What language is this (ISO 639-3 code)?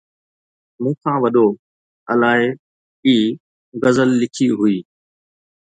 snd